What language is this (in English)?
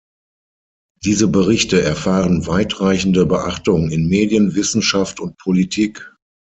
German